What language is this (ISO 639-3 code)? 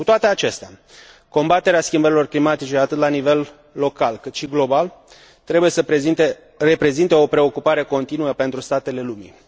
ron